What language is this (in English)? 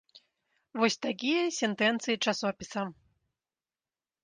Belarusian